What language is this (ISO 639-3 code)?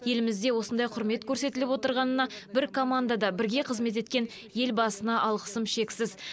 kaz